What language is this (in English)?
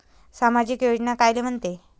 Marathi